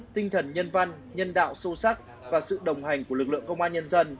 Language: Vietnamese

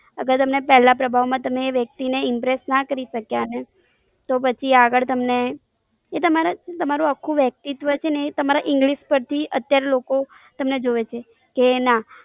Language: Gujarati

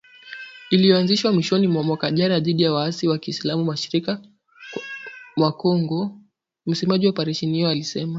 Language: Swahili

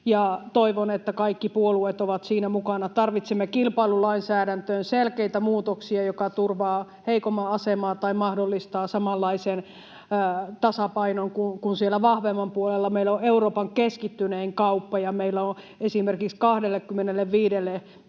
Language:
Finnish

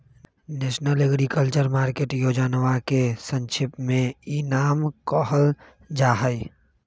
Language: Magahi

